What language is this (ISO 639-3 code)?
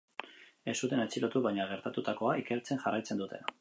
eus